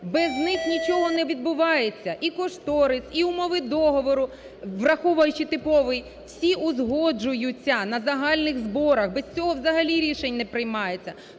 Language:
Ukrainian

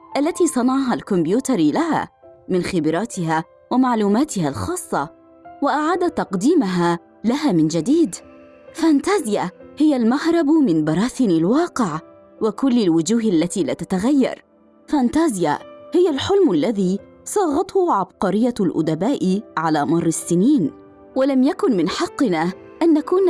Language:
Arabic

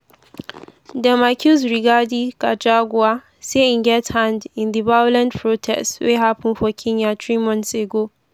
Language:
Nigerian Pidgin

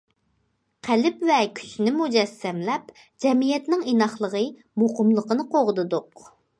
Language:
Uyghur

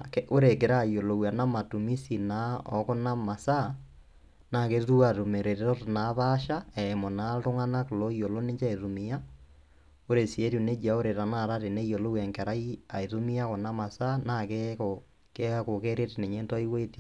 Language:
Masai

